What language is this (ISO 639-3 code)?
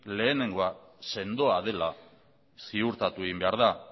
eus